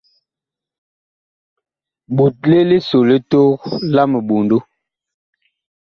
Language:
Bakoko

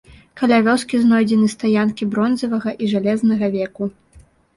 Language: Belarusian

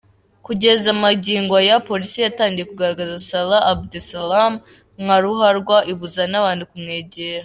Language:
Kinyarwanda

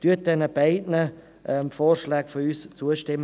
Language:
Swiss German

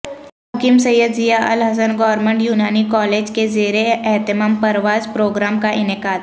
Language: Urdu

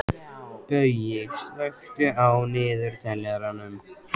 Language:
Icelandic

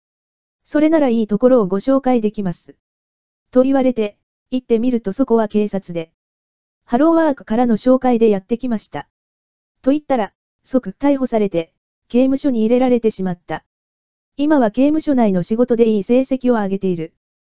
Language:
Japanese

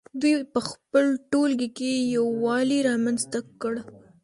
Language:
Pashto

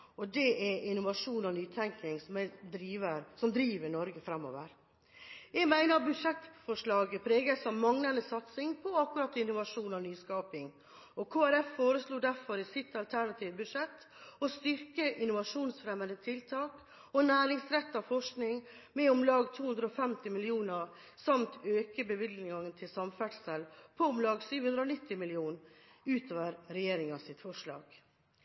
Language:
Norwegian Bokmål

